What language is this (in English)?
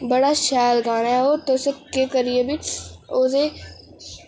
Dogri